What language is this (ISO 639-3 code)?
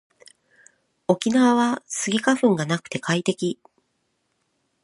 jpn